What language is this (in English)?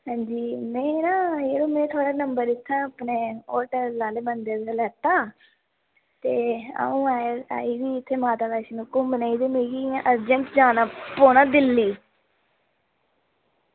Dogri